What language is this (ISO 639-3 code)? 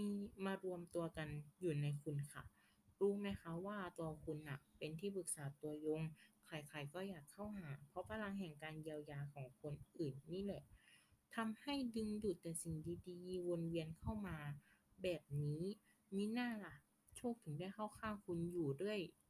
tha